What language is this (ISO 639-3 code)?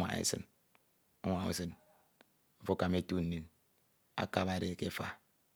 itw